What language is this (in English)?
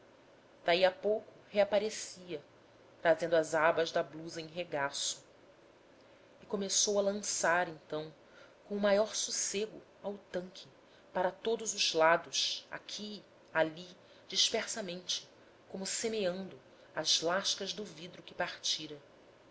Portuguese